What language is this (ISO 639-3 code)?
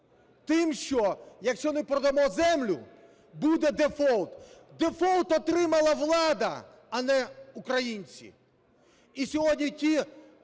ukr